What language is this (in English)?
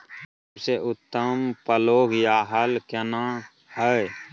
Maithili